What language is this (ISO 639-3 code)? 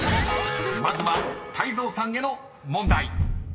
jpn